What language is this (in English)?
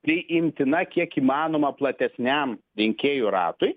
Lithuanian